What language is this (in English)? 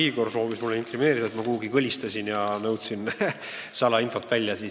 Estonian